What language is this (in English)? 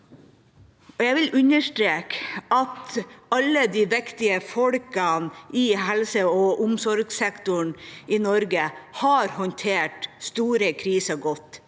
Norwegian